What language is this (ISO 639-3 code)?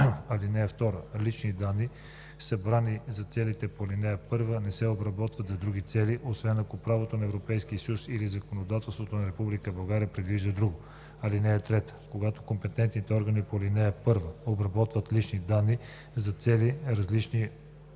bul